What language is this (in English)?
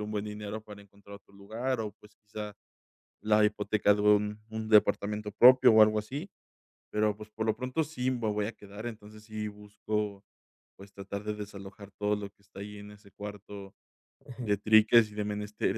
Spanish